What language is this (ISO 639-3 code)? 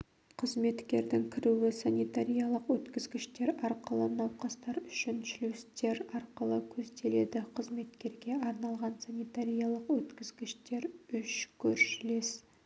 kaz